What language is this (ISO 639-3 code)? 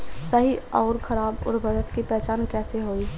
bho